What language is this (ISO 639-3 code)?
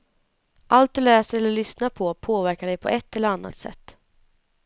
swe